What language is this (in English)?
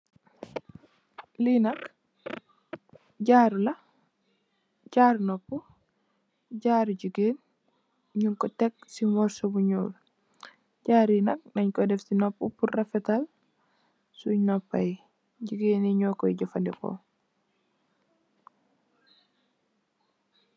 Wolof